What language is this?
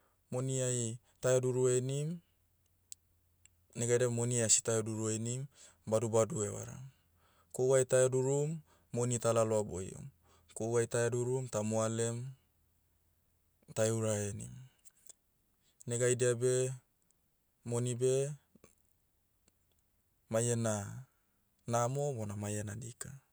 Motu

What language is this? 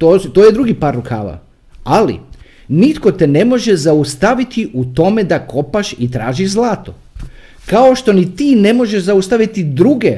Croatian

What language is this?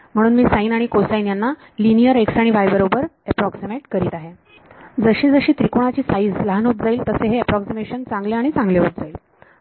Marathi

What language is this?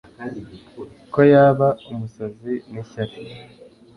Kinyarwanda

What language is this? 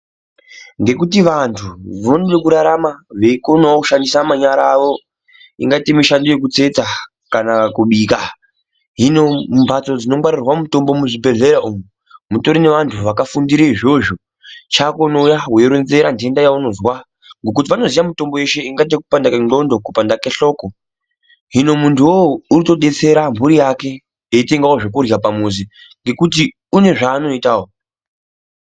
Ndau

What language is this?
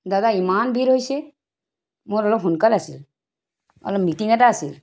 Assamese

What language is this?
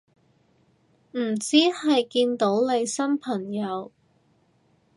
Cantonese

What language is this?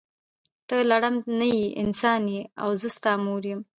Pashto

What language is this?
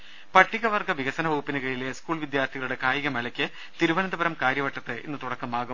Malayalam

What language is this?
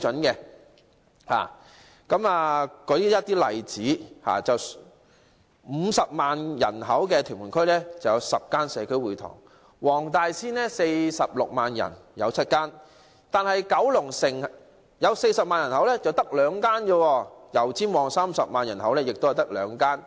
Cantonese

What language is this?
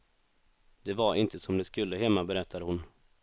Swedish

